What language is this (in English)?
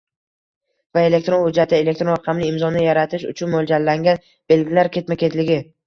Uzbek